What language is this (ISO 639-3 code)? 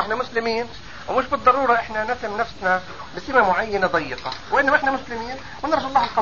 ara